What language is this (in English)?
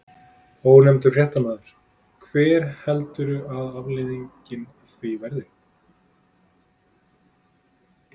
Icelandic